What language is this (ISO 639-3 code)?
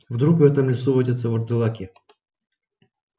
rus